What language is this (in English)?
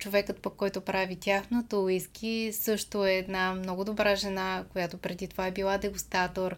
Bulgarian